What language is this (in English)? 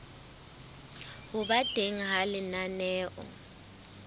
Southern Sotho